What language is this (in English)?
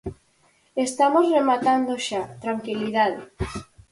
Galician